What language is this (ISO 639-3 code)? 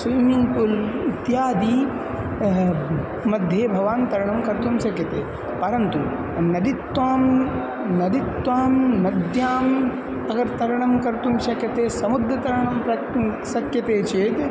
san